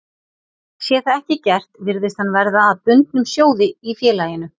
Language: Icelandic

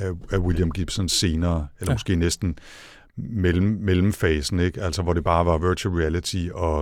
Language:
Danish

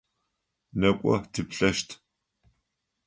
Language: Adyghe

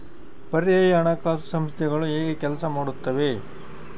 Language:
Kannada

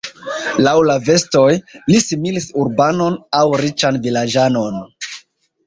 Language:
Esperanto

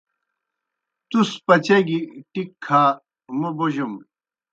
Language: Kohistani Shina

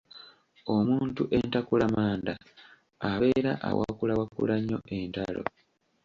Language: Ganda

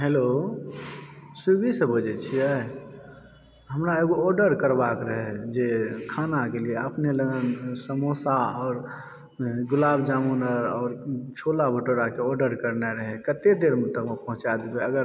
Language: Maithili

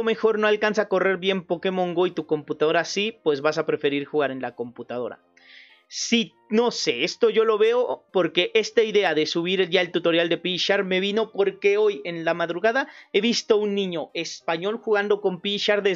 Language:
Spanish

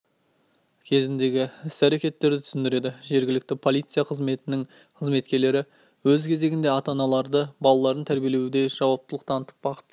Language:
Kazakh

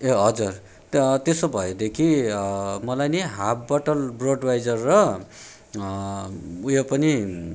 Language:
Nepali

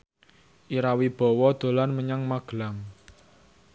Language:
Javanese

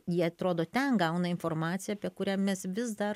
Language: Lithuanian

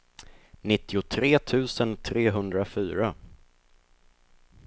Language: Swedish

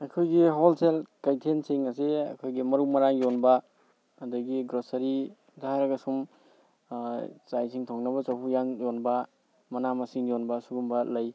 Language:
Manipuri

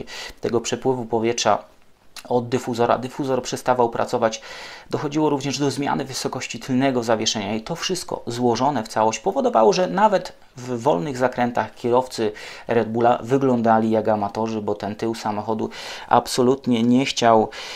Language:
Polish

